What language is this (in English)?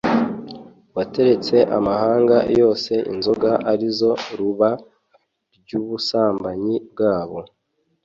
Kinyarwanda